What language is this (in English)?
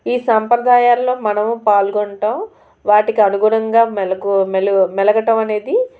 Telugu